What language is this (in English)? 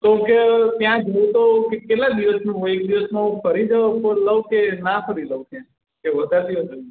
Gujarati